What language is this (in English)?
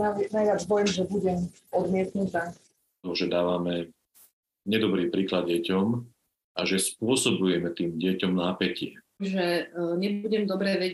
Slovak